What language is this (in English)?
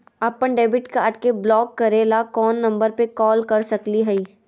Magahi